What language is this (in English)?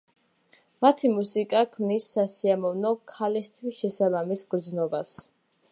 Georgian